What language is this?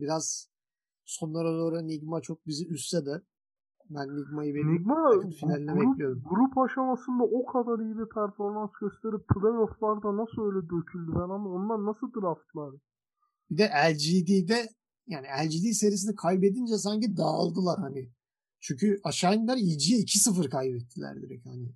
Turkish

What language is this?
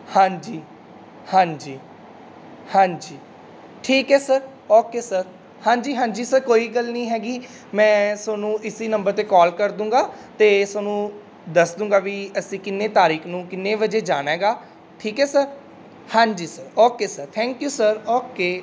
Punjabi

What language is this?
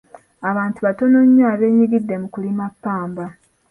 Ganda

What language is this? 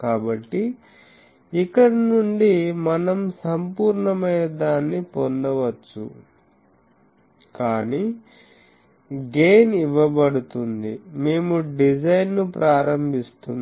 Telugu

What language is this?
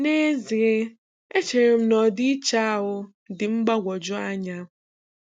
Igbo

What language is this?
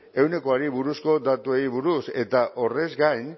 Basque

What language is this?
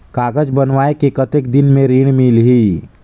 Chhattisgarhi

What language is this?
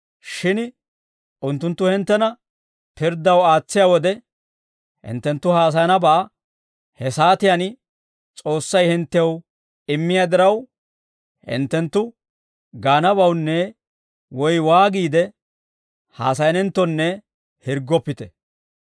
Dawro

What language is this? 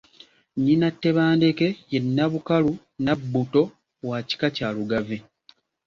Ganda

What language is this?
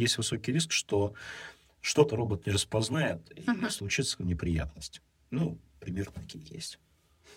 Russian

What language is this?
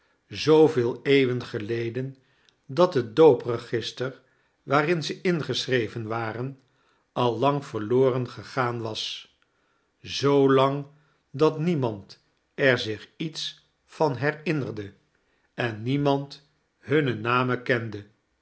Dutch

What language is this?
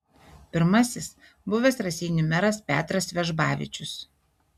Lithuanian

